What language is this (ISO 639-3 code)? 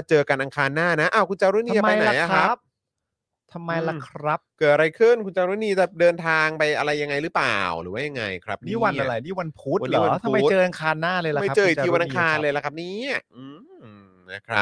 tha